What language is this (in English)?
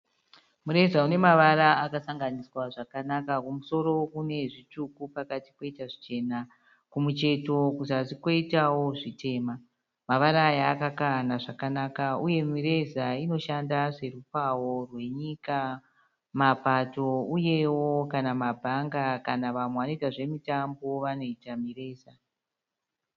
Shona